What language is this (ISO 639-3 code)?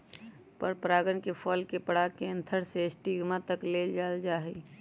mag